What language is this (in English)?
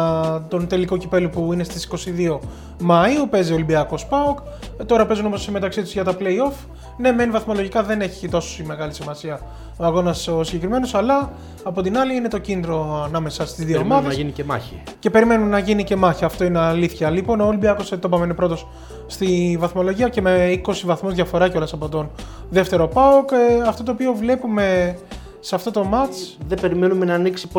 Greek